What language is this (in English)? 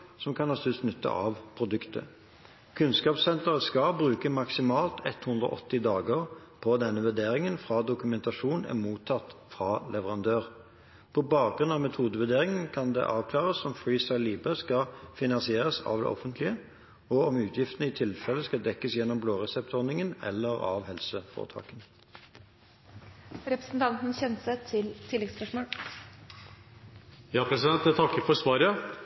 Norwegian Bokmål